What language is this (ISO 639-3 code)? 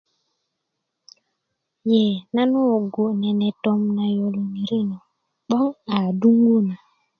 ukv